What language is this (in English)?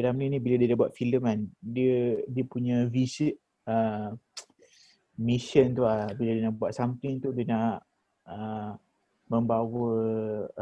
Malay